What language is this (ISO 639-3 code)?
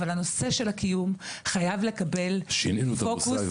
heb